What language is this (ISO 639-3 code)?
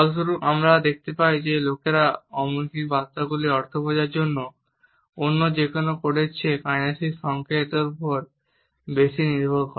ben